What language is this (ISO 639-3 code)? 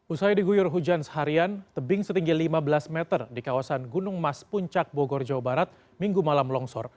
ind